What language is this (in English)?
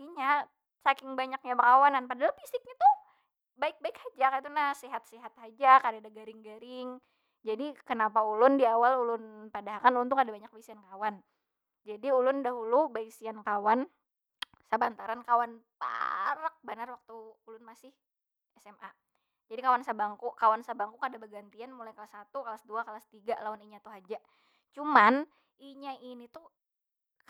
Banjar